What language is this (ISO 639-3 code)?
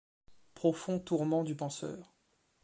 fra